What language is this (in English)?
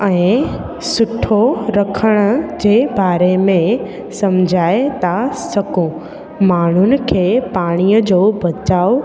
Sindhi